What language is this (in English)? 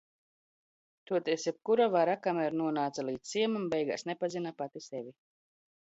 Latvian